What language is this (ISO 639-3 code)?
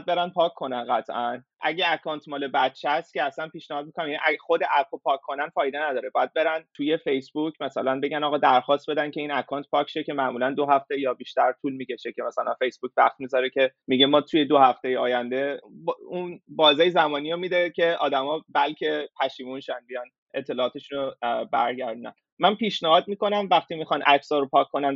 fas